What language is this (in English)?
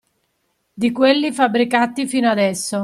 Italian